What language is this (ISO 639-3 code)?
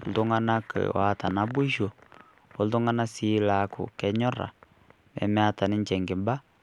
mas